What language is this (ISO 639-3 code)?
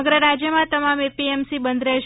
guj